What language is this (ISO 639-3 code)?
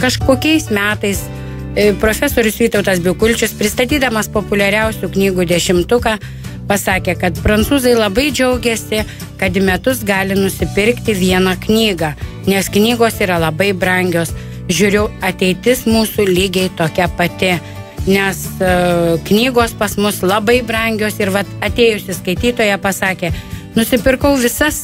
lit